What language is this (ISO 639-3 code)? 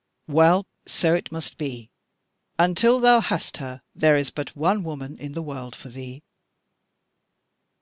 eng